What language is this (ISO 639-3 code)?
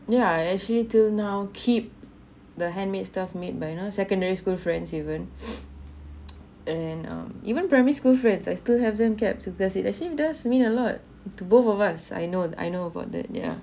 eng